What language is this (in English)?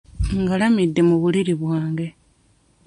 Ganda